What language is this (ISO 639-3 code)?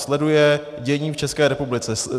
ces